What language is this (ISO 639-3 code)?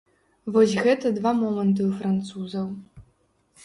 bel